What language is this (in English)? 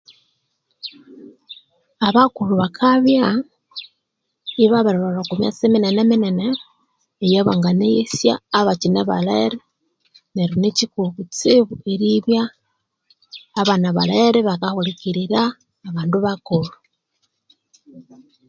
Konzo